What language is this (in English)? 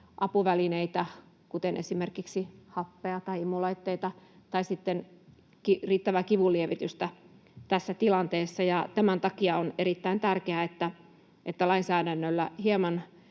Finnish